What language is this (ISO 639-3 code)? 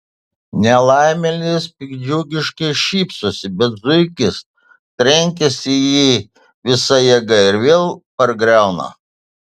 lit